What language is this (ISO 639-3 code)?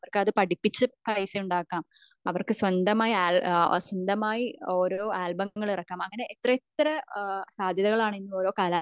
mal